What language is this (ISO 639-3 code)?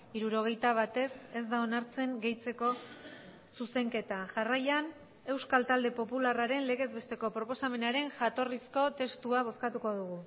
eus